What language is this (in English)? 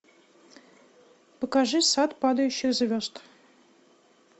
Russian